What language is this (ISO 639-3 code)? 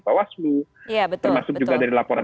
ind